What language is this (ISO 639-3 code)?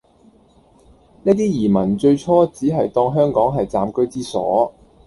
yue